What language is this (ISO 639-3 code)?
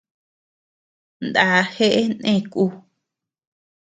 cux